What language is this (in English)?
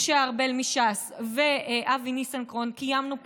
Hebrew